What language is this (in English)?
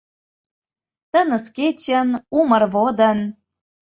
Mari